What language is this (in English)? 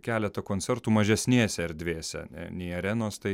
Lithuanian